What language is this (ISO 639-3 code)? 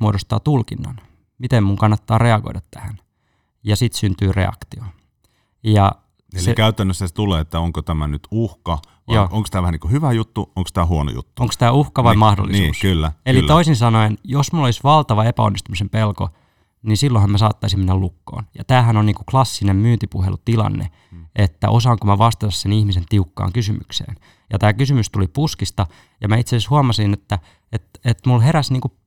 fin